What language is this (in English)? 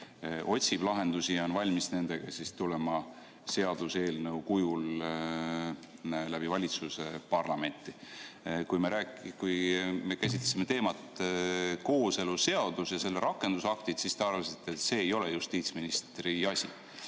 Estonian